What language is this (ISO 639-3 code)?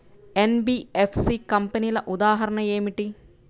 tel